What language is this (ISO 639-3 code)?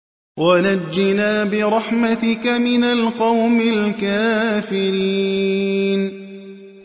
ara